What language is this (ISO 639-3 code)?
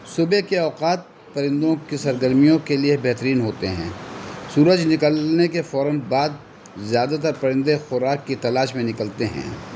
urd